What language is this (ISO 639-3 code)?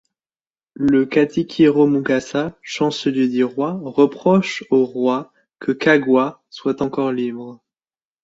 fra